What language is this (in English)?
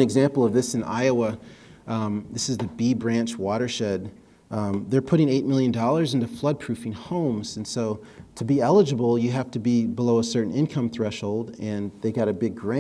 English